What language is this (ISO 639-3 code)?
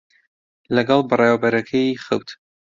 ckb